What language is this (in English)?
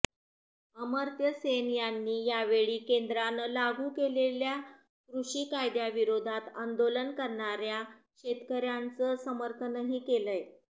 Marathi